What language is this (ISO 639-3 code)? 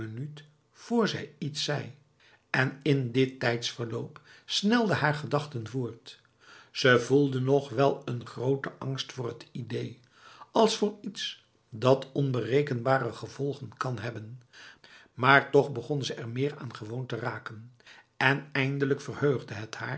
nld